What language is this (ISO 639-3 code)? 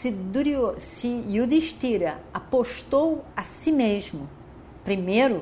por